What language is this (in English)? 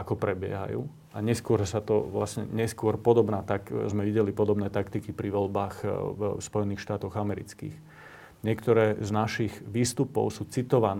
Slovak